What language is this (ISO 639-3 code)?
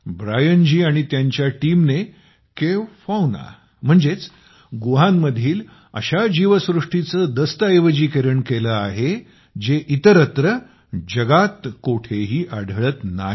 mar